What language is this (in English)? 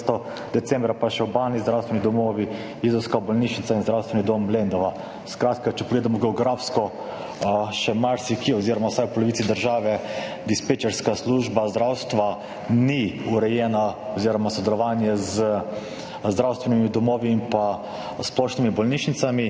Slovenian